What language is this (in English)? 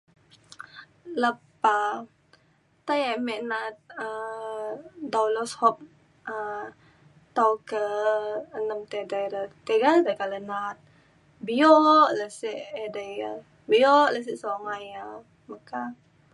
Mainstream Kenyah